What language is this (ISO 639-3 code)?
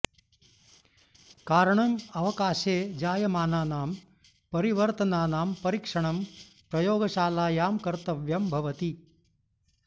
san